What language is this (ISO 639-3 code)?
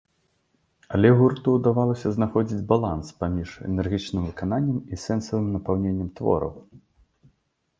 bel